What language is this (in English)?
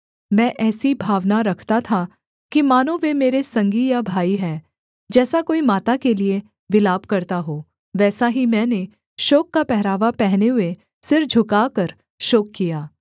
Hindi